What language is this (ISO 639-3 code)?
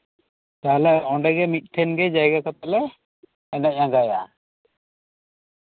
sat